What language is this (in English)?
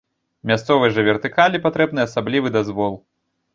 Belarusian